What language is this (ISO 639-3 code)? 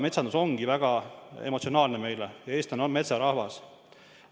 est